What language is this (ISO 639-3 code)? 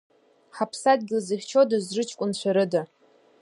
abk